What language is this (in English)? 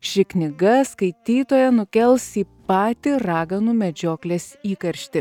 Lithuanian